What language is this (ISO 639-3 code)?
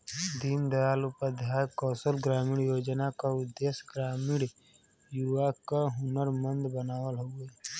bho